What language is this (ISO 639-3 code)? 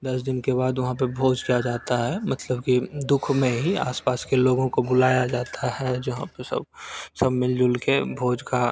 hin